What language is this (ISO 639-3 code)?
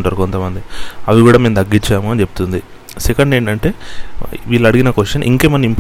tel